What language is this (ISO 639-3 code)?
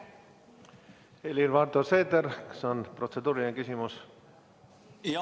est